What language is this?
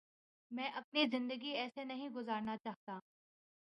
Urdu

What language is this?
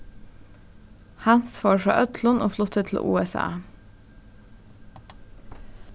Faroese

